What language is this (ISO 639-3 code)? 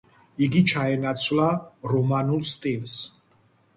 kat